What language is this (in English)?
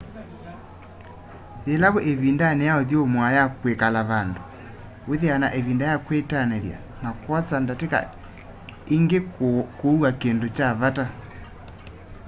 Kamba